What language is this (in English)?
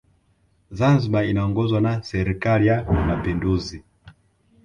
Swahili